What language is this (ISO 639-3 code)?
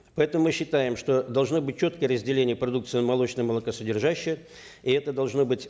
kaz